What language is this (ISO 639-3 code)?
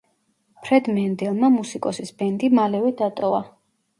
kat